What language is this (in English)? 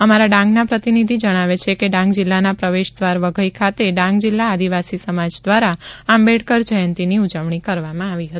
Gujarati